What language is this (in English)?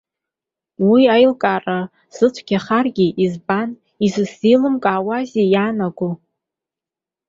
Abkhazian